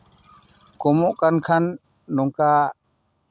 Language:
Santali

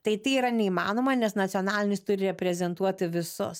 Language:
Lithuanian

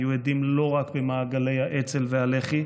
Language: Hebrew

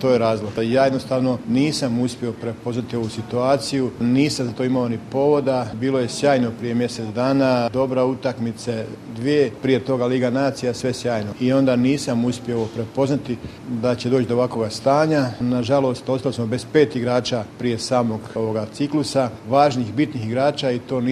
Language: Croatian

